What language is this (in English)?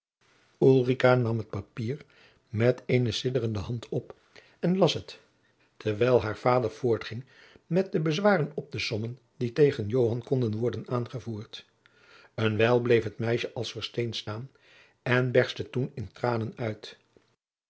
Dutch